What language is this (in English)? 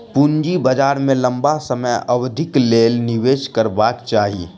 Maithili